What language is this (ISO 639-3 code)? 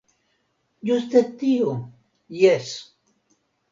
epo